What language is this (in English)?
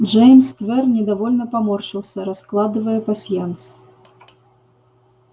Russian